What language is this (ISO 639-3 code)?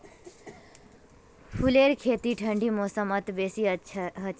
mag